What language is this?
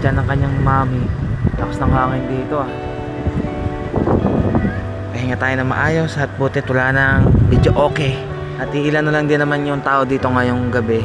Filipino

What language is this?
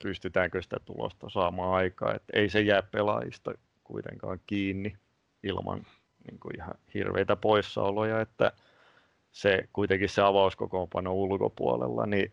Finnish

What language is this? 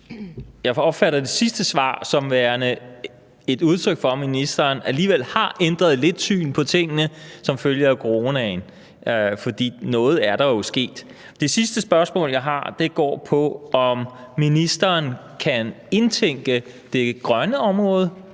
Danish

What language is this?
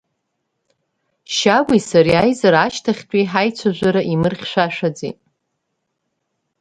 Abkhazian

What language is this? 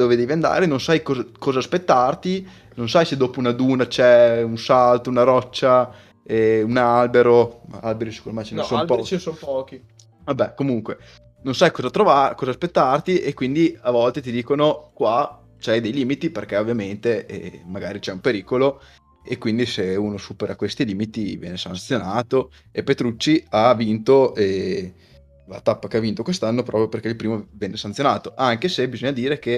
Italian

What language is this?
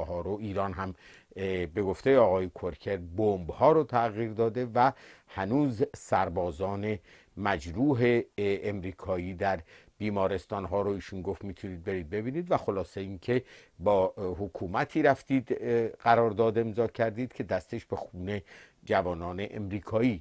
Persian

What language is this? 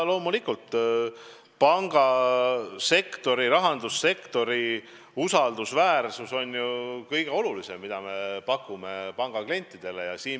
Estonian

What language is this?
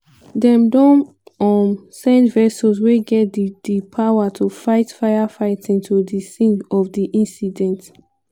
Nigerian Pidgin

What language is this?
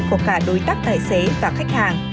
Vietnamese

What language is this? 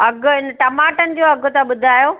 Sindhi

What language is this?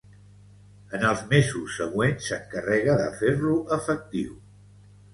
Catalan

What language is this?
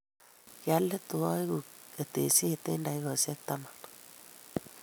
Kalenjin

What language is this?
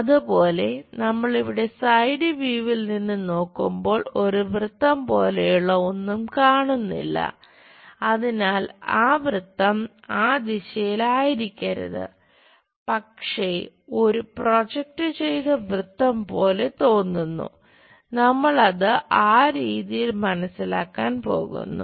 Malayalam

